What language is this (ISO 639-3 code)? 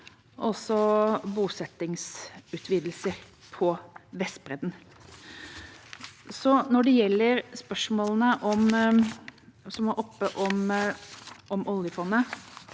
nor